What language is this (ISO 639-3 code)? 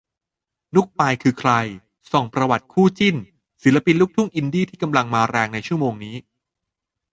tha